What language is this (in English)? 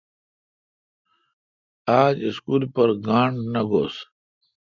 Kalkoti